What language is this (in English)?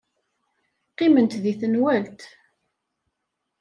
Kabyle